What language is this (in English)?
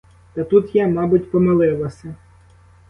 Ukrainian